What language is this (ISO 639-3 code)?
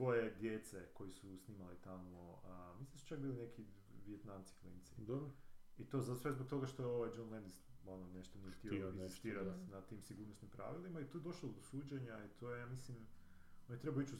hrv